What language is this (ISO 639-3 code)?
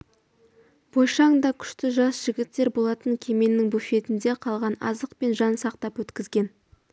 kaz